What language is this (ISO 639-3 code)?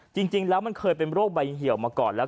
tha